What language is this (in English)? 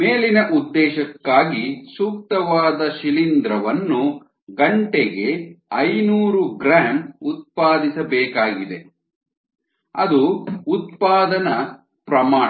Kannada